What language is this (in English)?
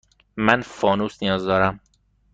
Persian